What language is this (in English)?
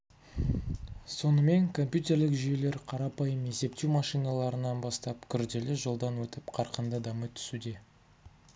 Kazakh